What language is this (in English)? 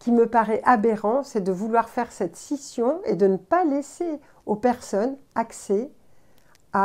French